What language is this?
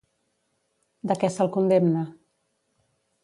Catalan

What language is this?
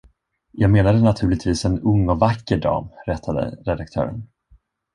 Swedish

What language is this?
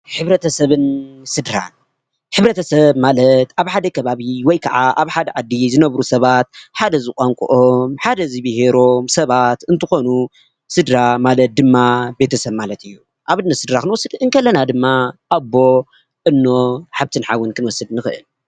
Tigrinya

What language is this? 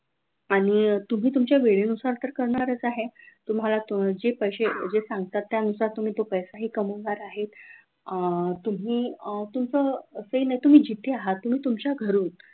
Marathi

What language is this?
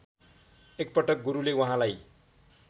Nepali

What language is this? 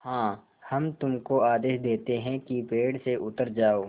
Hindi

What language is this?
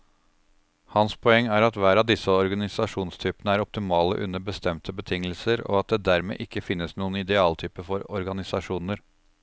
Norwegian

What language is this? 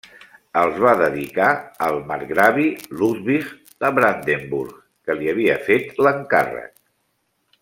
Catalan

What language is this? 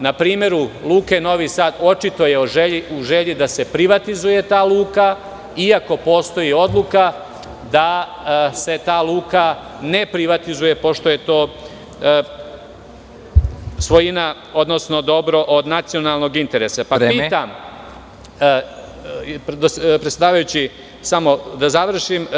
Serbian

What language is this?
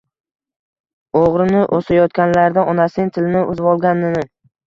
Uzbek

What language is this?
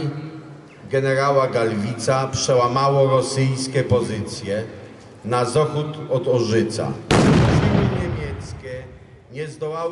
Polish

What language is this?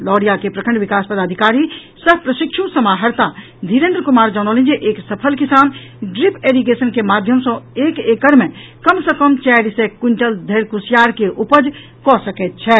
Maithili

